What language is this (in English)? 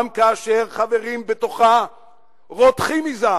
Hebrew